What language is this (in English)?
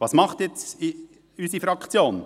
Swiss German